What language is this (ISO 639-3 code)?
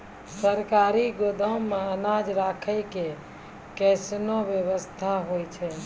mai